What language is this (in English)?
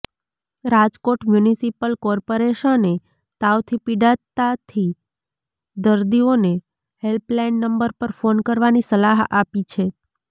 Gujarati